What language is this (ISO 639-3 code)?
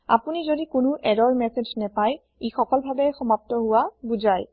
asm